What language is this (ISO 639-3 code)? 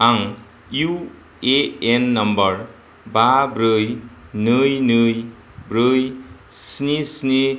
brx